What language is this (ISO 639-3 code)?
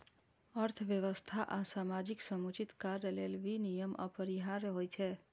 mai